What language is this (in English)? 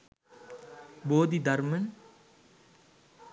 Sinhala